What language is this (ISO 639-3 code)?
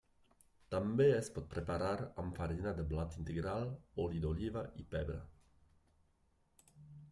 cat